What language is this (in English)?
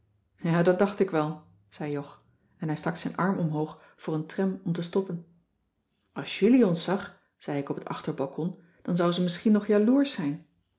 Dutch